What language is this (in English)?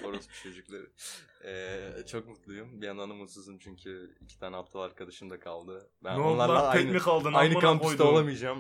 Turkish